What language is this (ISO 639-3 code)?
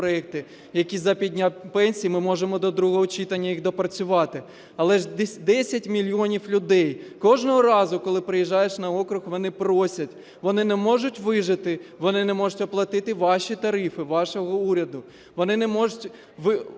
ukr